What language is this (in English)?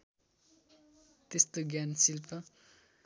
Nepali